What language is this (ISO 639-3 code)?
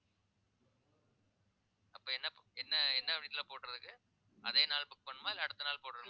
tam